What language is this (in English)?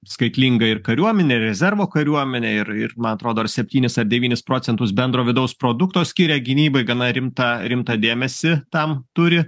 Lithuanian